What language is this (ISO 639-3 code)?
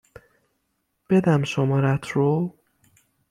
fas